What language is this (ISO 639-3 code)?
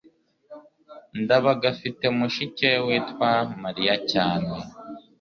kin